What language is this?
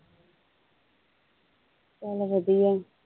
Punjabi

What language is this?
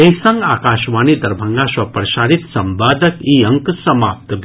Maithili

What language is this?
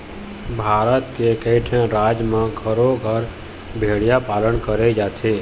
Chhattisgarhi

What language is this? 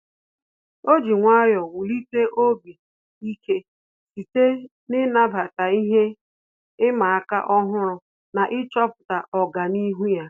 Igbo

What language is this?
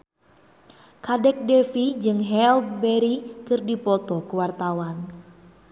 Sundanese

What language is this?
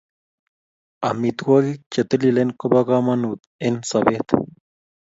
Kalenjin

